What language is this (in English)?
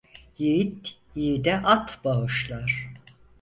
Turkish